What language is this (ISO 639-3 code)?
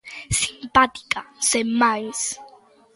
glg